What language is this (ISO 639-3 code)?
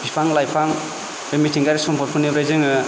brx